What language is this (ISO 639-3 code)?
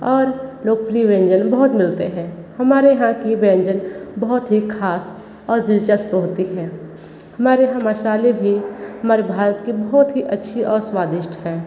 hin